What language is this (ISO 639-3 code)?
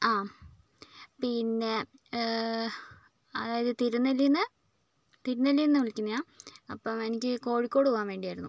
mal